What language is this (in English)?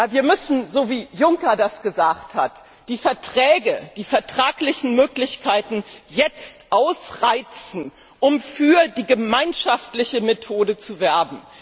German